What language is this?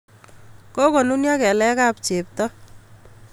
Kalenjin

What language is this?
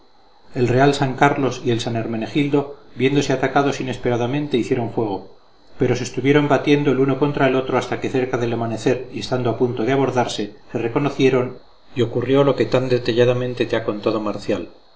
Spanish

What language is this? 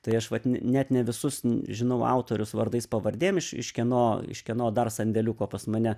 Lithuanian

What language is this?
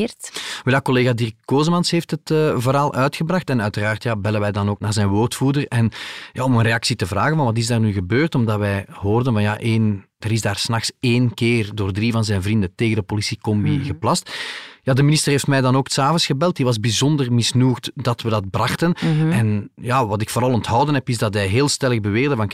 Dutch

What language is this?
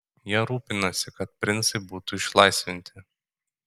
Lithuanian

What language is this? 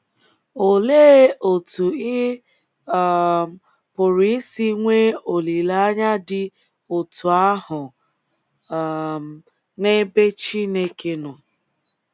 Igbo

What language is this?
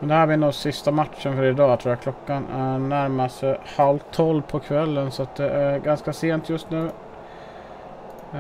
Swedish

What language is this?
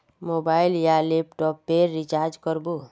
Magahi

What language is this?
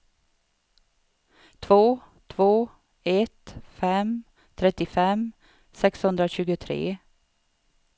Swedish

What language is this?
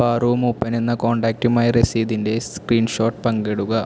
Malayalam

